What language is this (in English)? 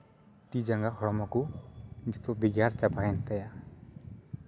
Santali